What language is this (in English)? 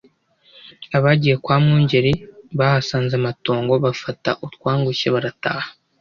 Kinyarwanda